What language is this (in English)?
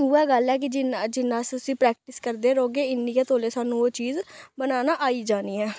Dogri